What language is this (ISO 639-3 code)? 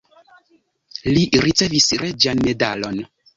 epo